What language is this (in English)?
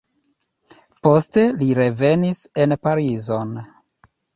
Esperanto